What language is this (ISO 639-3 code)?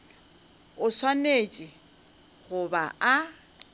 nso